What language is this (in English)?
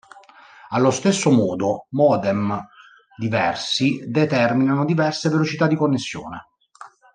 Italian